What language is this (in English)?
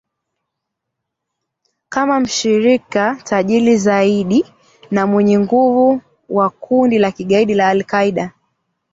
Swahili